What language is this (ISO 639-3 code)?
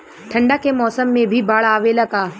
bho